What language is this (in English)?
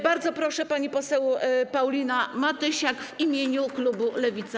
Polish